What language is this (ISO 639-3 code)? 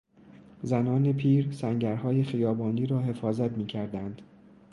fas